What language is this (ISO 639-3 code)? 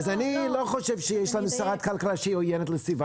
heb